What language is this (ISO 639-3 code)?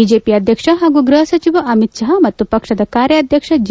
kan